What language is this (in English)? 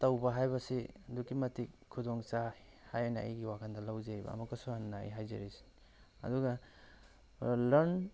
Manipuri